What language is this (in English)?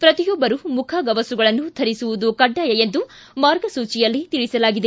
Kannada